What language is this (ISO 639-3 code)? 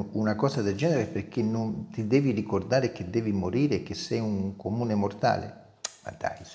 ita